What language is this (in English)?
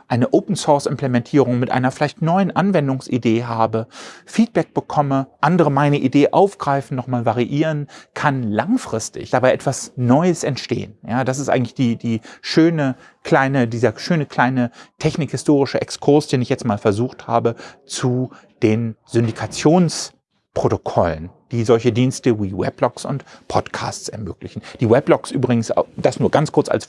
German